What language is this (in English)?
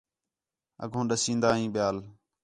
Khetrani